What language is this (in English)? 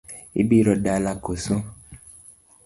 Luo (Kenya and Tanzania)